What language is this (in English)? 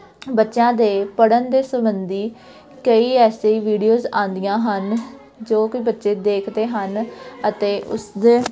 Punjabi